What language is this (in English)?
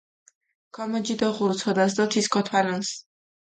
Mingrelian